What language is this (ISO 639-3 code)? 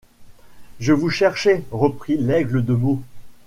fra